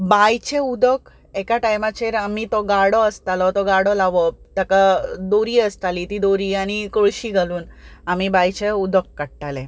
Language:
Konkani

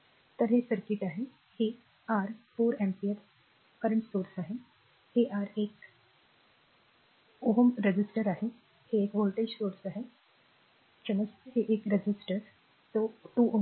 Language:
Marathi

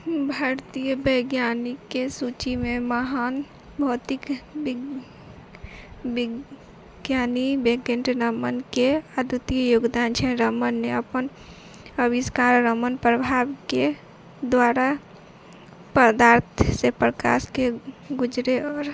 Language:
Maithili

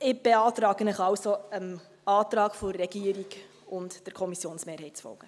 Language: Swiss German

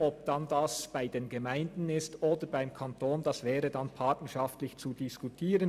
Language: Swiss German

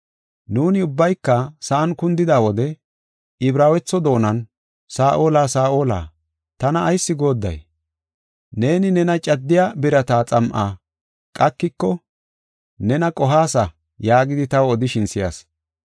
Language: Gofa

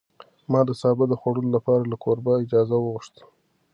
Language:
Pashto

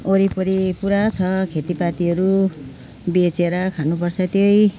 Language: Nepali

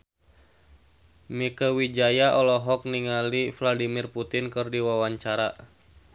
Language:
Sundanese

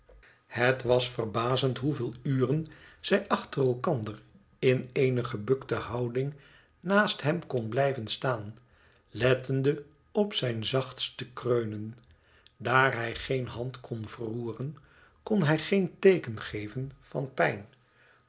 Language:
Dutch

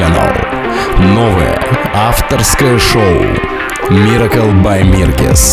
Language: Russian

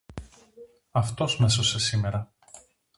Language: Greek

